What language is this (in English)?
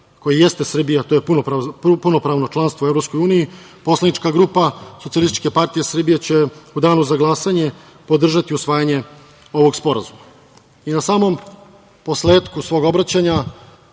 Serbian